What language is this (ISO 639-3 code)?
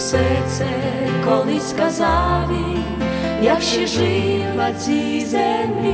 ukr